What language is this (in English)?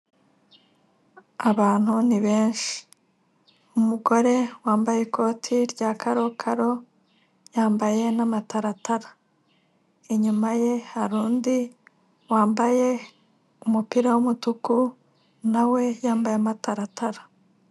Kinyarwanda